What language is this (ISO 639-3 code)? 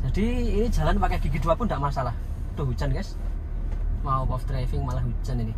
ind